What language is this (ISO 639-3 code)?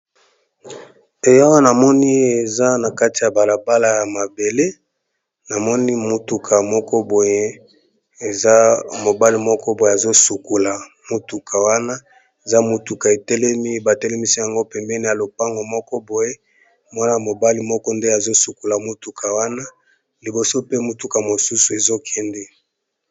lin